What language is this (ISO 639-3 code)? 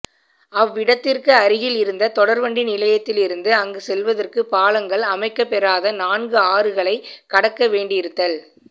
tam